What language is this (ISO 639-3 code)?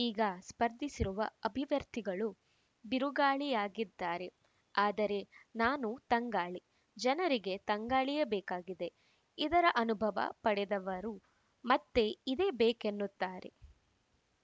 kan